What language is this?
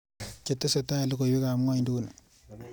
Kalenjin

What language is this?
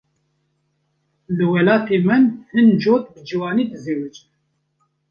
Kurdish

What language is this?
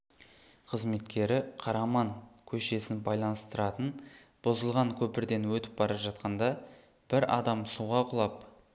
Kazakh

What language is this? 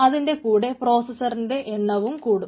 Malayalam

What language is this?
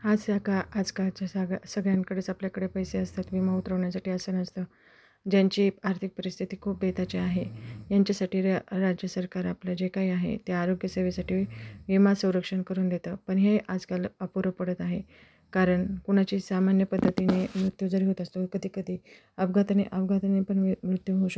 Marathi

